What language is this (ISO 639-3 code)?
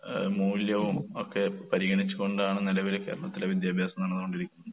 mal